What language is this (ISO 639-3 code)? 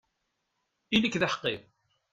kab